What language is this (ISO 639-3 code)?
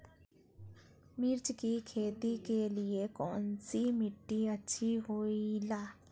mag